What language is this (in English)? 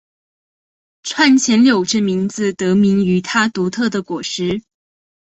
Chinese